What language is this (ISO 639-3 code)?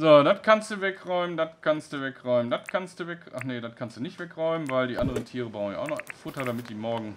deu